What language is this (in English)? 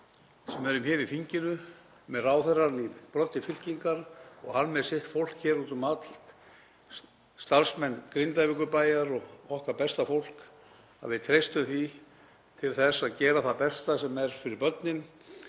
Icelandic